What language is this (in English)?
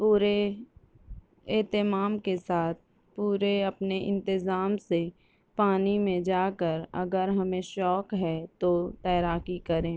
Urdu